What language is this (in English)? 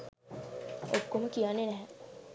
Sinhala